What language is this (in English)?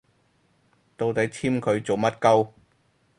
Cantonese